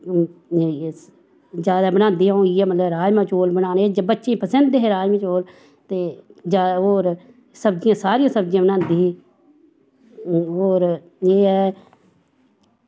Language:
Dogri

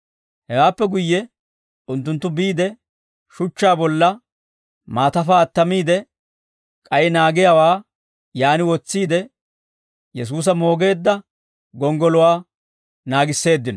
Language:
Dawro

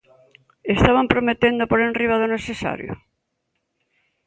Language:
Galician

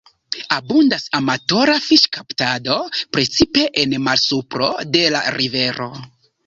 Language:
Esperanto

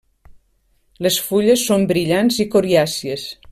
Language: Catalan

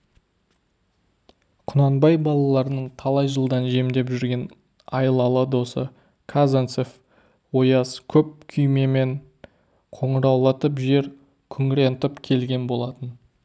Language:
Kazakh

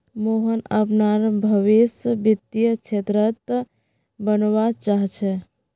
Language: Magahi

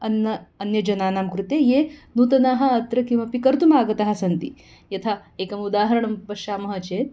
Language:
Sanskrit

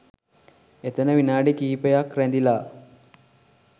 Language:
Sinhala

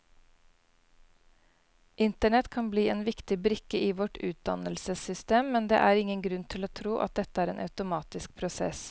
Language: Norwegian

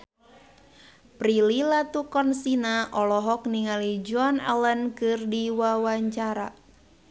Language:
Sundanese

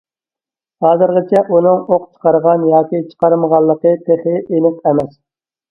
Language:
Uyghur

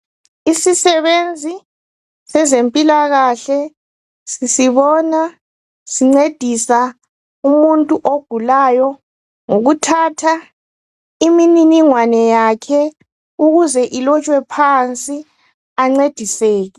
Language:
North Ndebele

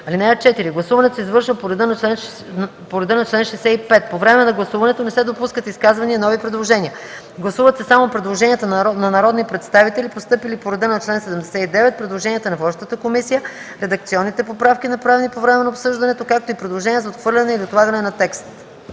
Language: Bulgarian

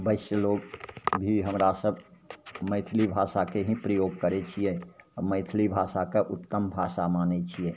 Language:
Maithili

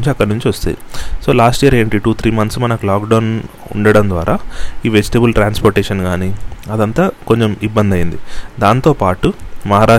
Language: Telugu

